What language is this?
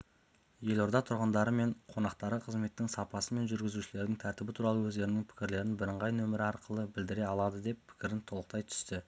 Kazakh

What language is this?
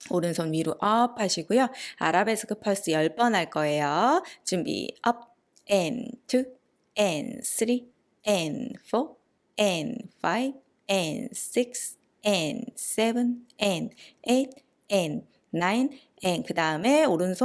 Korean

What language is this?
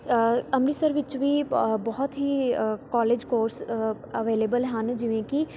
Punjabi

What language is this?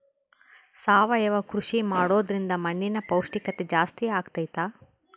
Kannada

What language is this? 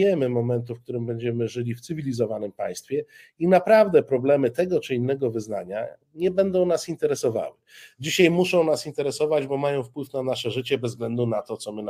Polish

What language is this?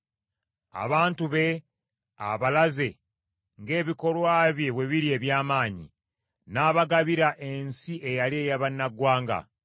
Ganda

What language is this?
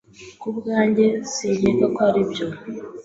Kinyarwanda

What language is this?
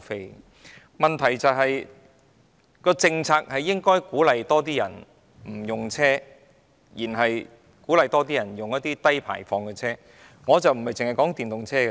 Cantonese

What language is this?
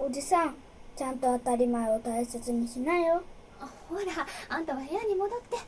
Japanese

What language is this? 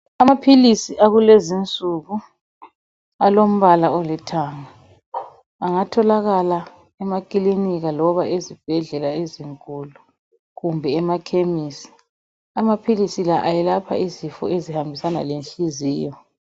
North Ndebele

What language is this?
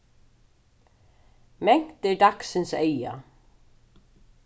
Faroese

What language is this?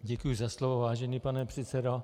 Czech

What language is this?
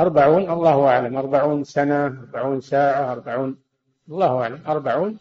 Arabic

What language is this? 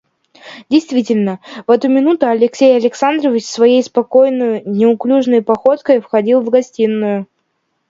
Russian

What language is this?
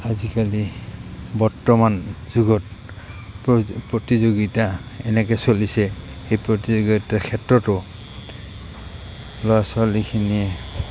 Assamese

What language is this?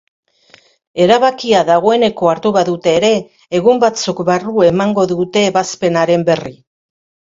Basque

